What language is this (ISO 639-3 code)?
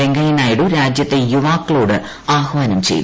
mal